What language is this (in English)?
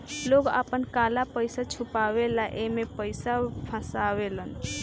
Bhojpuri